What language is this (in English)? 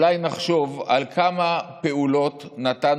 Hebrew